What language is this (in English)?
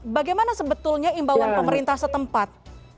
Indonesian